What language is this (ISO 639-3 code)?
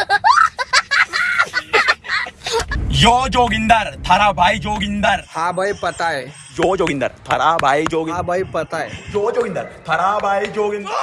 hin